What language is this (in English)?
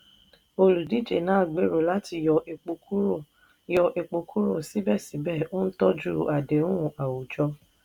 Yoruba